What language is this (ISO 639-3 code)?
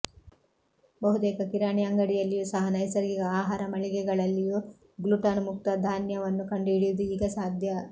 kan